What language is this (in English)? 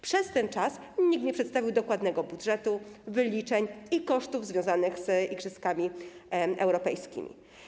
Polish